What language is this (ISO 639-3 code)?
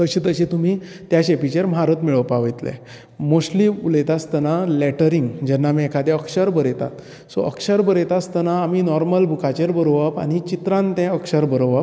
kok